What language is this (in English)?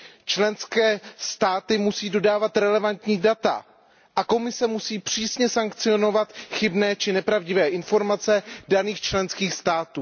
Czech